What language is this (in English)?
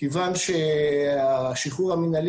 Hebrew